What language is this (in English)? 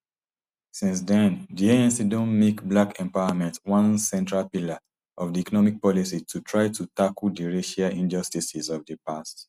Nigerian Pidgin